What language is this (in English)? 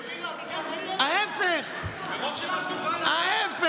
Hebrew